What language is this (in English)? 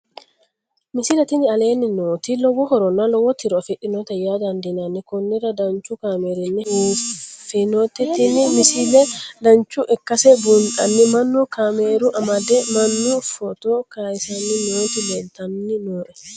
Sidamo